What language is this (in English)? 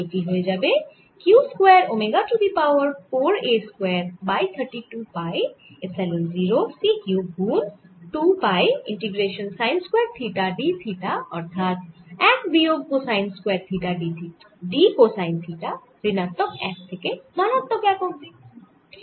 Bangla